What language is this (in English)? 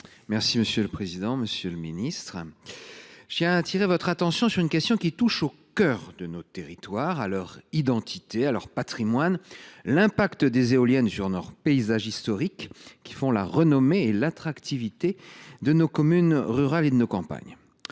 French